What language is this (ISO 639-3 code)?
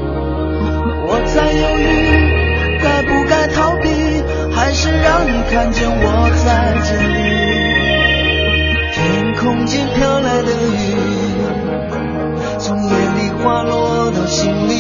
zho